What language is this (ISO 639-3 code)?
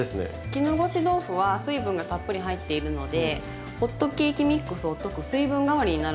jpn